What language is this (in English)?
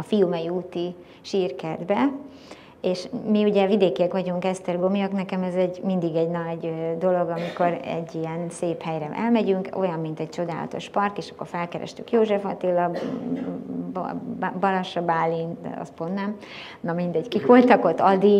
Hungarian